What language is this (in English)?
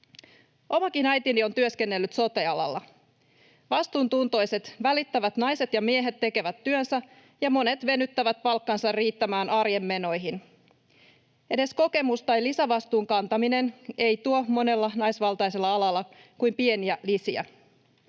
Finnish